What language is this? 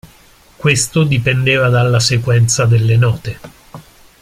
Italian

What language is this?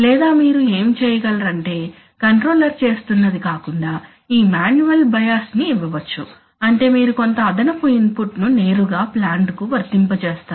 Telugu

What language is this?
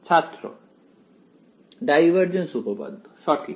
Bangla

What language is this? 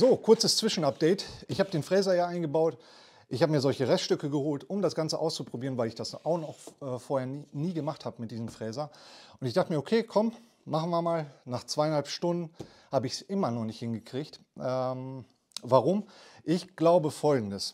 German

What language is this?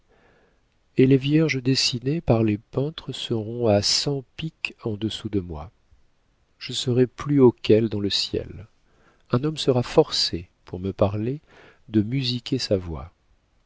French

